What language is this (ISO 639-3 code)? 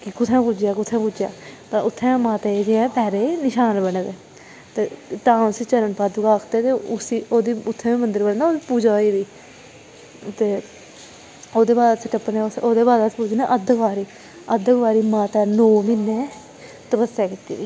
doi